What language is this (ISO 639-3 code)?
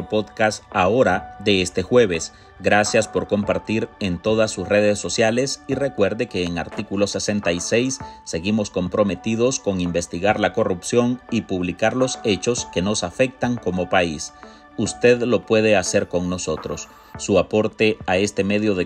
spa